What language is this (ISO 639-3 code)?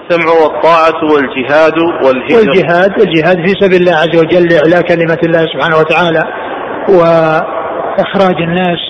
ara